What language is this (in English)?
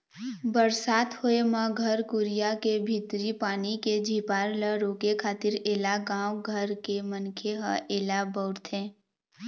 Chhattisgarhi